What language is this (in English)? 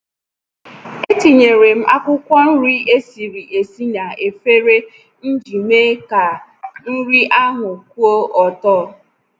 Igbo